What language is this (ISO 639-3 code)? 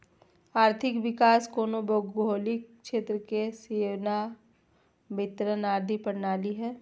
mag